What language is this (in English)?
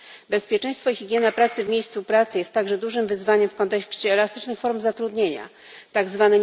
Polish